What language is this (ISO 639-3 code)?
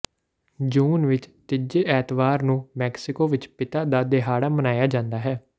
pan